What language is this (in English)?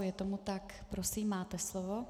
Czech